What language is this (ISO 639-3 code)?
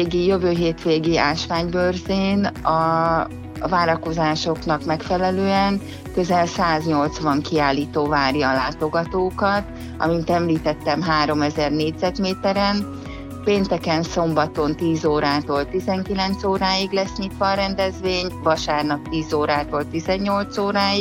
hun